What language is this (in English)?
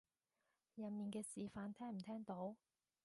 Cantonese